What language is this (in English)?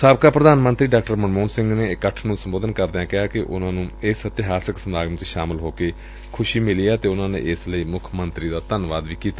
Punjabi